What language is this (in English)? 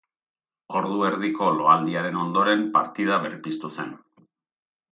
Basque